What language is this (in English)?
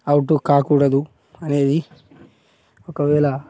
Telugu